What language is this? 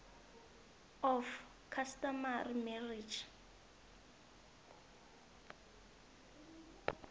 South Ndebele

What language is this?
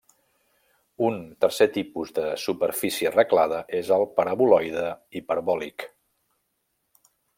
Catalan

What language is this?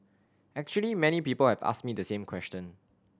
English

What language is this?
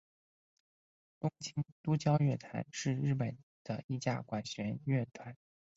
Chinese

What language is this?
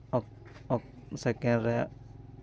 Santali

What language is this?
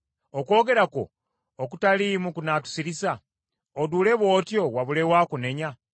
Ganda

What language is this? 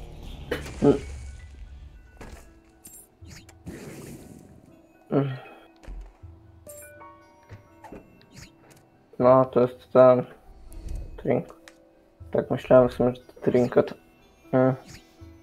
Polish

